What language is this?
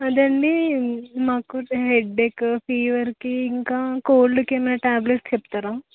Telugu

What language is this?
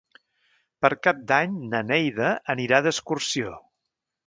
Catalan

